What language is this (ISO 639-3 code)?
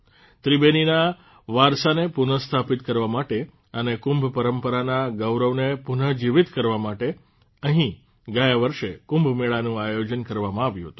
guj